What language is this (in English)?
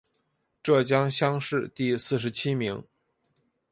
Chinese